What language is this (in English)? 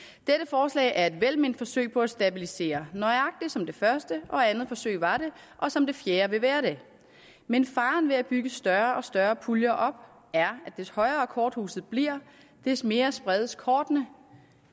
Danish